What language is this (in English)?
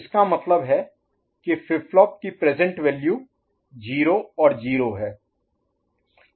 Hindi